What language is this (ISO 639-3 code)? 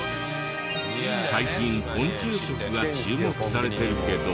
jpn